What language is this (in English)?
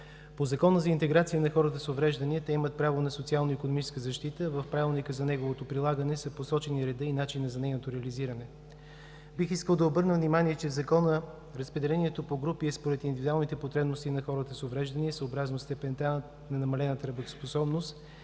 Bulgarian